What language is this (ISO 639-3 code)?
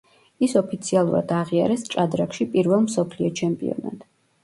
kat